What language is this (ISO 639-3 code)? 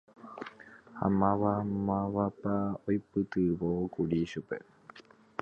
grn